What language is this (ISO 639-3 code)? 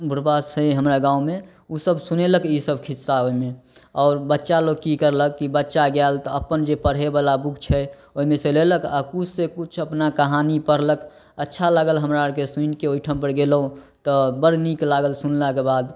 mai